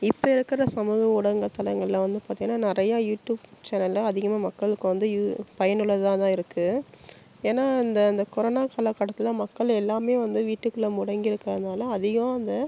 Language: Tamil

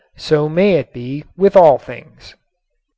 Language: English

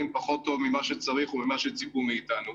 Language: Hebrew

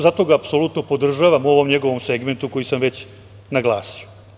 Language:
Serbian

